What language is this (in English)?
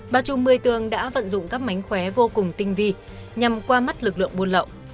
Vietnamese